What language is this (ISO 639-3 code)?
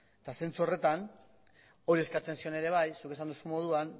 eus